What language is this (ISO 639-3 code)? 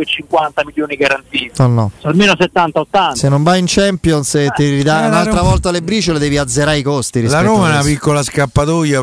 ita